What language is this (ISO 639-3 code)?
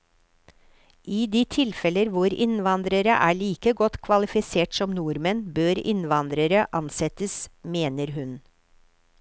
nor